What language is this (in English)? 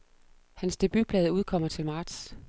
Danish